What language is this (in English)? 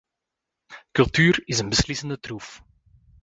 Dutch